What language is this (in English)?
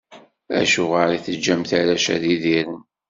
Kabyle